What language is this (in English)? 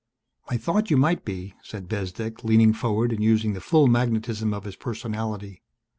English